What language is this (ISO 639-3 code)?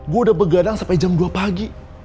ind